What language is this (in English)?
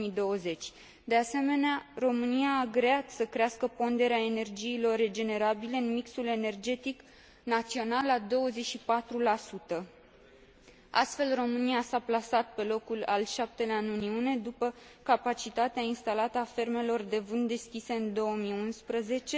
Romanian